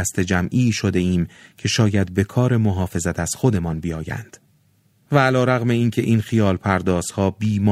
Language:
Persian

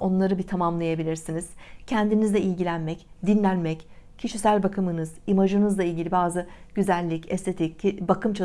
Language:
Turkish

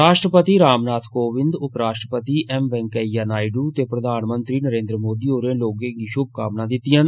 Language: Dogri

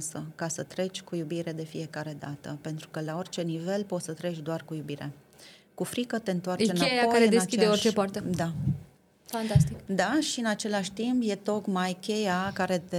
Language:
Romanian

